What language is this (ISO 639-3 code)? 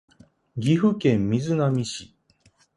jpn